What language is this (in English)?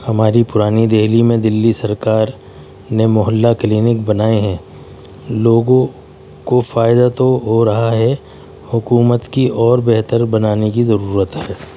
Urdu